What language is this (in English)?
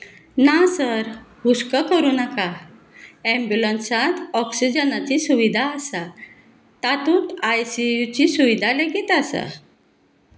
Konkani